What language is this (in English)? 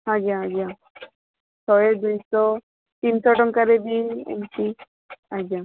Odia